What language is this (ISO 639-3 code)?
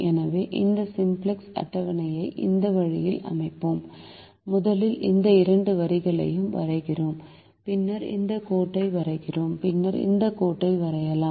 tam